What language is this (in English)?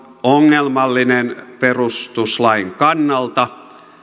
Finnish